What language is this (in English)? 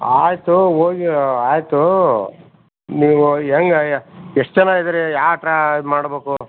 Kannada